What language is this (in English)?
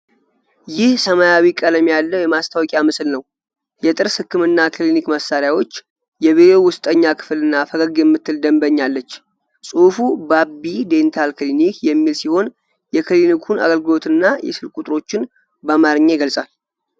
Amharic